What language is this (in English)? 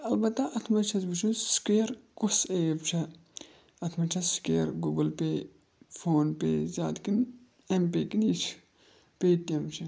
Kashmiri